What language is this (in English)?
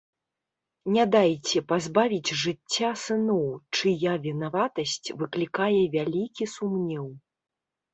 Belarusian